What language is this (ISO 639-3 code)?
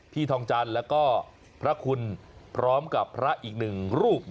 tha